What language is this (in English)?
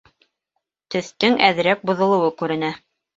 Bashkir